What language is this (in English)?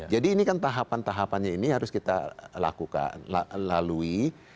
Indonesian